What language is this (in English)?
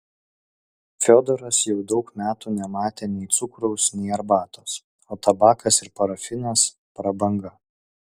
Lithuanian